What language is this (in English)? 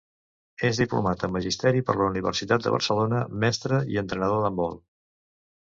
Catalan